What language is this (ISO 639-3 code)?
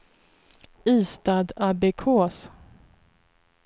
swe